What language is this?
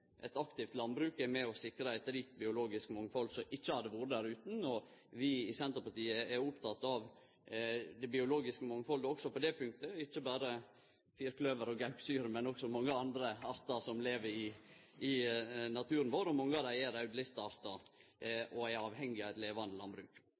Norwegian Nynorsk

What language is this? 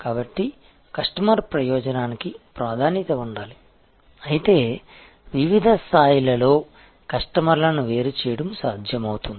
Telugu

